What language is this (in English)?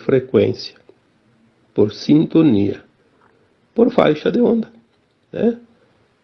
Portuguese